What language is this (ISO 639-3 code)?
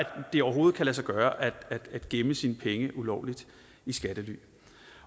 dan